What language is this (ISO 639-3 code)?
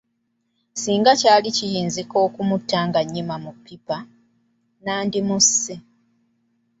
lug